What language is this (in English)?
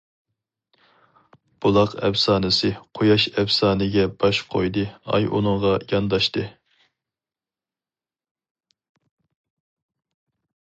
Uyghur